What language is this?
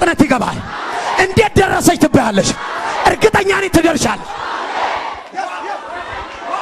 Arabic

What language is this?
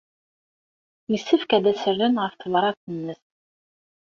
Kabyle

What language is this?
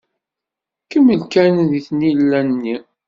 Kabyle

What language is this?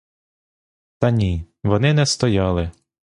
Ukrainian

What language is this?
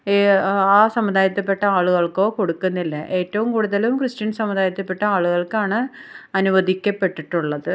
Malayalam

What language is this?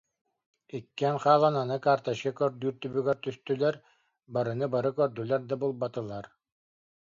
Yakut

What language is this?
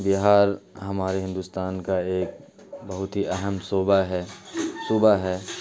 Urdu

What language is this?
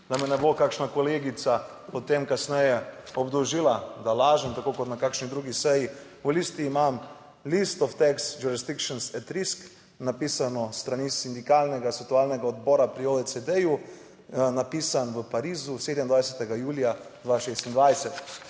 Slovenian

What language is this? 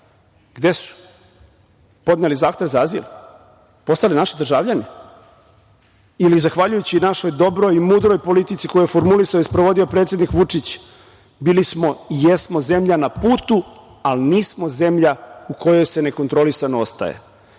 Serbian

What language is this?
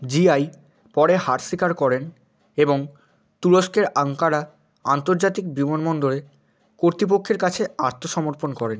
Bangla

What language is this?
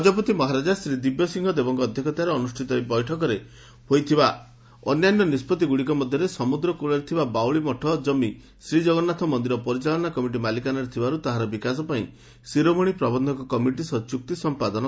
Odia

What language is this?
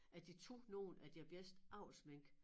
Danish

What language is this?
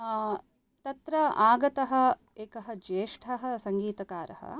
Sanskrit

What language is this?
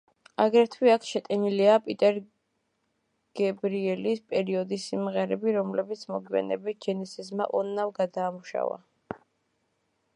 Georgian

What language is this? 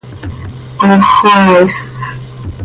Seri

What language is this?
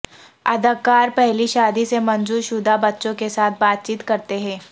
Urdu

